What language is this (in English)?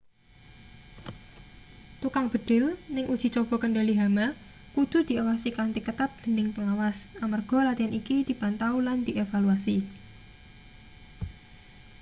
Javanese